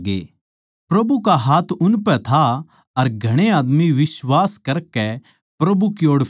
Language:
Haryanvi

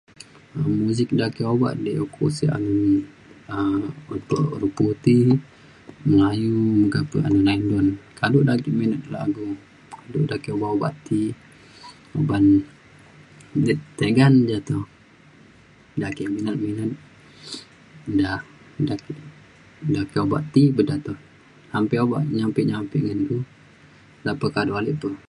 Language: Mainstream Kenyah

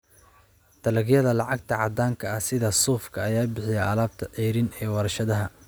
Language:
Somali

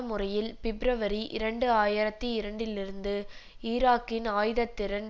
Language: Tamil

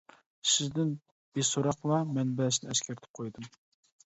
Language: Uyghur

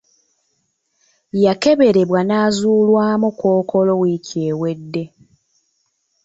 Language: Ganda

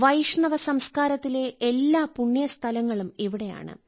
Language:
Malayalam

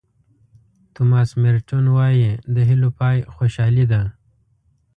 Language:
Pashto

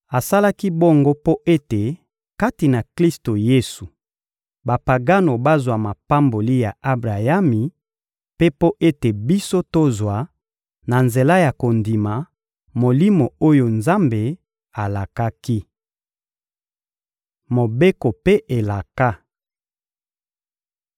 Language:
Lingala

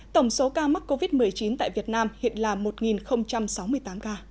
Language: Vietnamese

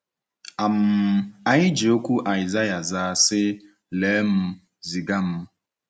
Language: Igbo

